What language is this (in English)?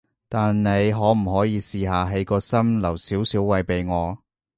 Cantonese